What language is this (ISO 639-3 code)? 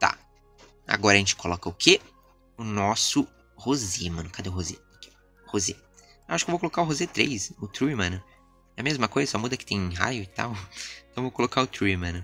por